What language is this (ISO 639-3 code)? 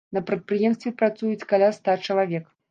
bel